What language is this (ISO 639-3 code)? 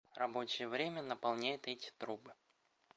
rus